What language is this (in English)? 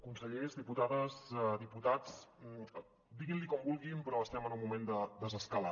Catalan